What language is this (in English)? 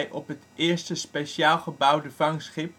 Dutch